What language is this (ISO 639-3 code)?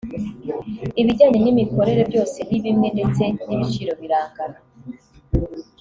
kin